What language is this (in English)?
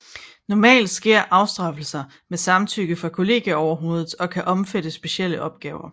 Danish